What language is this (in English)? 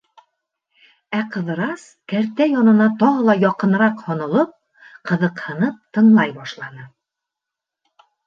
Bashkir